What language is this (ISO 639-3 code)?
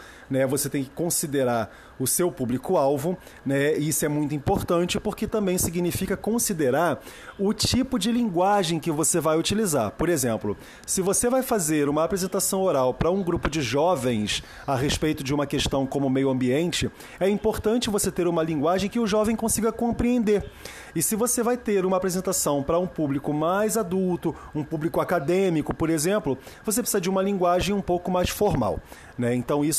por